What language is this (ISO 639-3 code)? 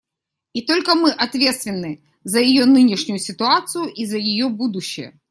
rus